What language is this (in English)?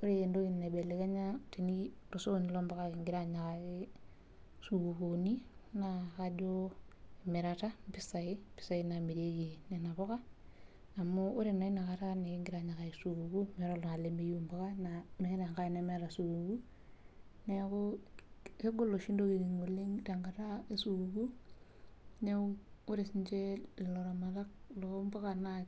Masai